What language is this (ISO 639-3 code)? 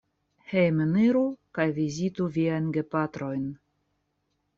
epo